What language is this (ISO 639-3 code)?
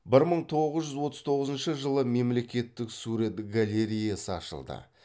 kaz